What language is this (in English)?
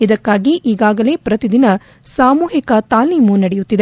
Kannada